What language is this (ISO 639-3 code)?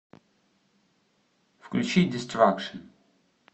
rus